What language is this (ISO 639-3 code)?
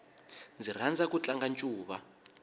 tso